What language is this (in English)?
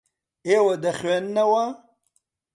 Central Kurdish